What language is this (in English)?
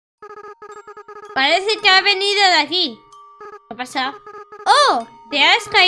Spanish